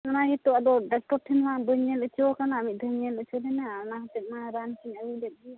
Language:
Santali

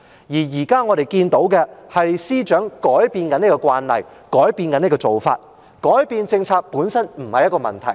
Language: Cantonese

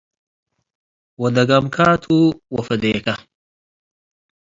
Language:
Tigre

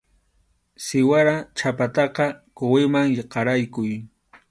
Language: Arequipa-La Unión Quechua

